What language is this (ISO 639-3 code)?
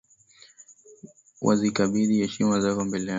swa